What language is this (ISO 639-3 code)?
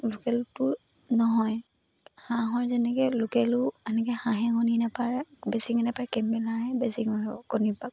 asm